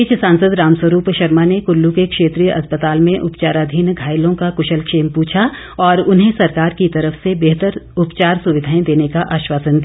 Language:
Hindi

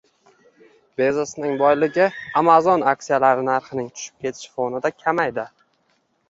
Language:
Uzbek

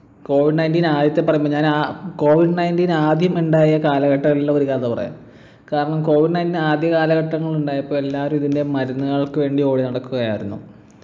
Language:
Malayalam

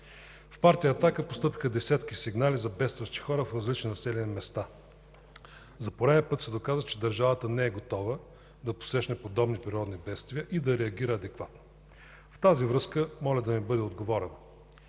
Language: Bulgarian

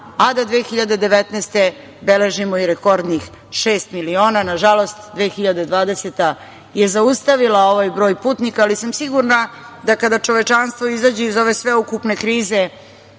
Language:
Serbian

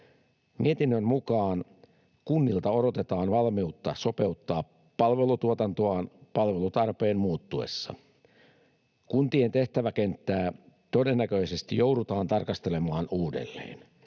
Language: Finnish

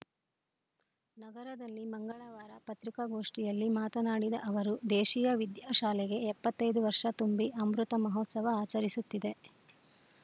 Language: Kannada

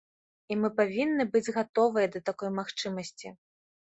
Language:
Belarusian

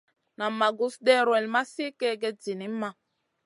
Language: Masana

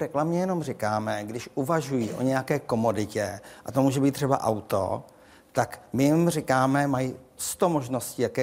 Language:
Czech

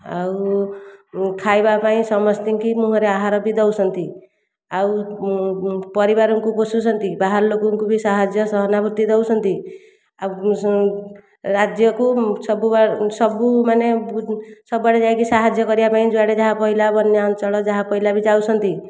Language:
Odia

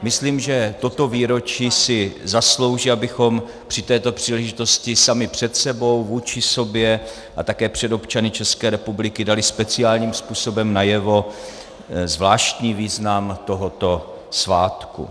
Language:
Czech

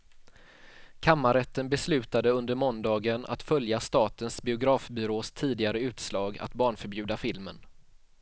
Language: Swedish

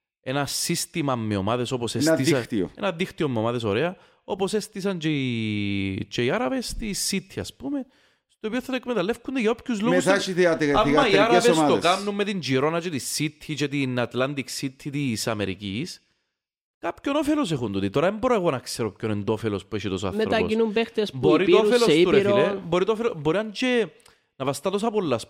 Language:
Greek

